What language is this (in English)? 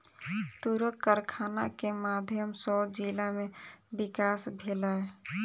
Maithili